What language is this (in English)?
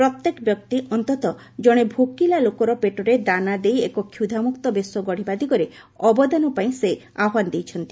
Odia